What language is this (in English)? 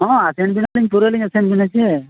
Santali